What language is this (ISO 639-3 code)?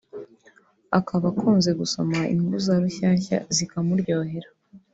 kin